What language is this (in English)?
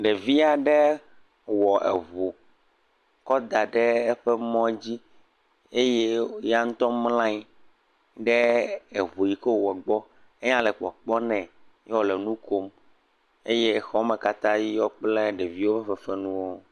Ewe